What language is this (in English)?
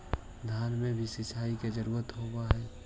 Magahi